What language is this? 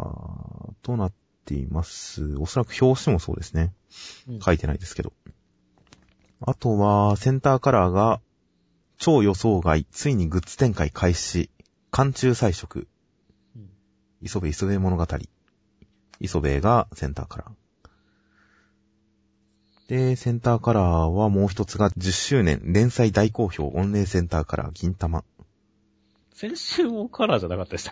Japanese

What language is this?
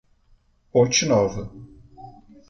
Portuguese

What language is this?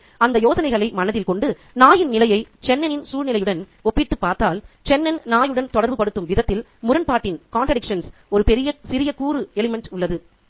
Tamil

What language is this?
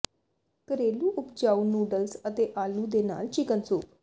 Punjabi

